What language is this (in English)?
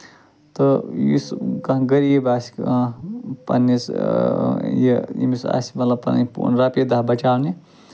Kashmiri